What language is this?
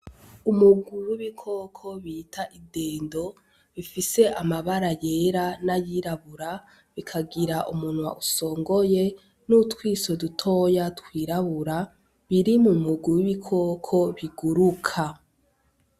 Rundi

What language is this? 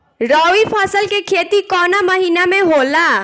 Bhojpuri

